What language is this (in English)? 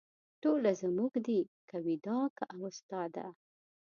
Pashto